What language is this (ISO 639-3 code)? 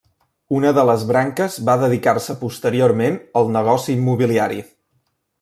cat